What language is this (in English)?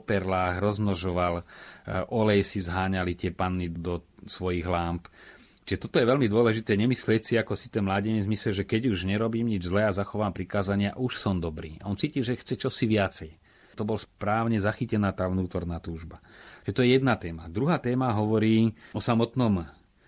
Slovak